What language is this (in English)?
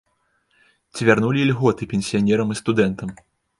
Belarusian